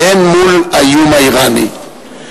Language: Hebrew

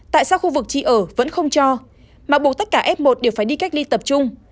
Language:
Vietnamese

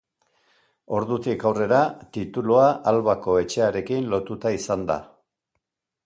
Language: Basque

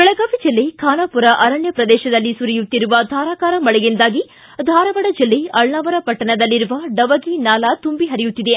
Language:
Kannada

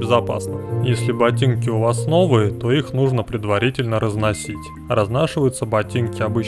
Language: Russian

